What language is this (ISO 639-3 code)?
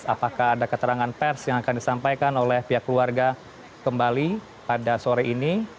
ind